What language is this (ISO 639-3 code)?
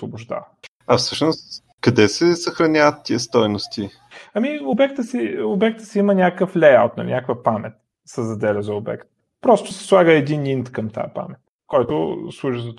bul